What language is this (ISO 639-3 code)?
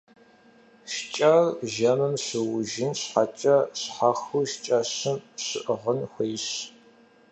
kbd